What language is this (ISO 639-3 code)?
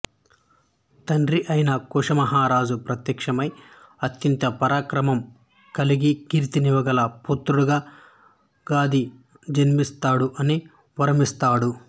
tel